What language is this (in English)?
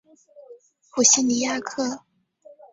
Chinese